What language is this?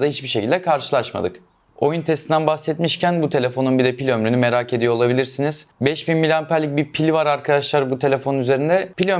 Turkish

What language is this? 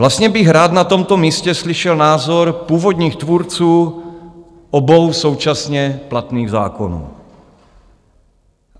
Czech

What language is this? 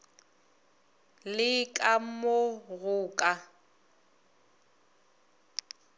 Northern Sotho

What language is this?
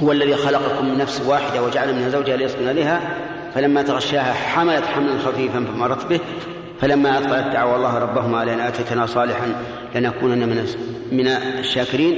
Arabic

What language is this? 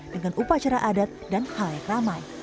Indonesian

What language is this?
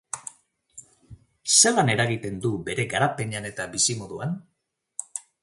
Basque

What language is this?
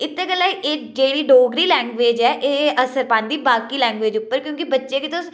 Dogri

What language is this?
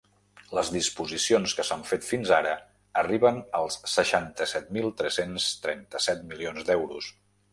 Catalan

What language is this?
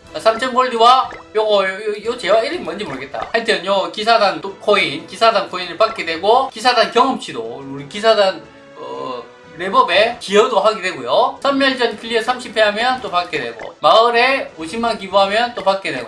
Korean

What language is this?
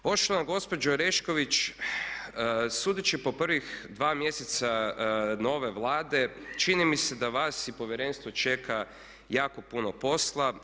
Croatian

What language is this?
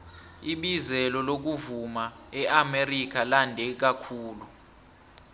South Ndebele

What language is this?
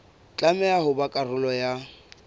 Southern Sotho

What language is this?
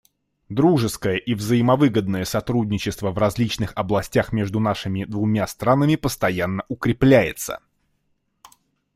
Russian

